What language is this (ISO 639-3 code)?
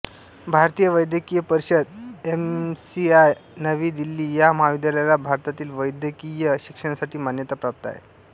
mar